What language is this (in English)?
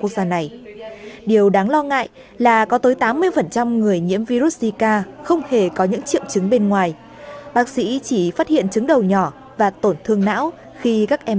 Vietnamese